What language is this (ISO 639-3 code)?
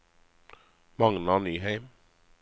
nor